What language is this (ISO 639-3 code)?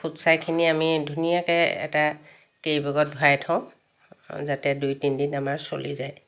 asm